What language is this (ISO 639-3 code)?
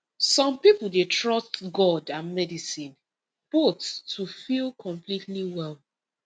pcm